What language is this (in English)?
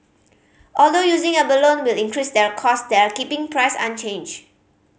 English